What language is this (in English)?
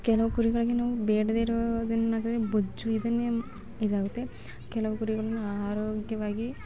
Kannada